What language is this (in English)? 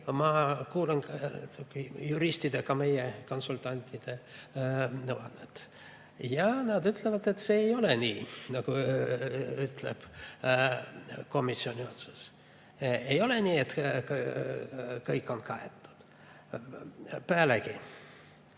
Estonian